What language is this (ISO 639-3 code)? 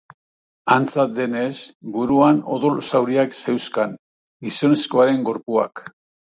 eus